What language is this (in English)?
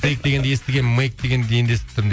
Kazakh